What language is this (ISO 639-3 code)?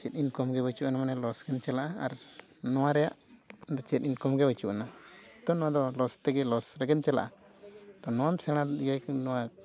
sat